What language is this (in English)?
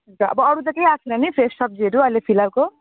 Nepali